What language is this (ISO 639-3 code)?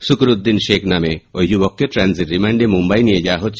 ben